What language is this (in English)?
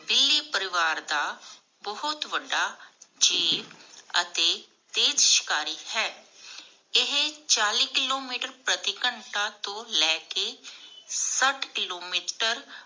Punjabi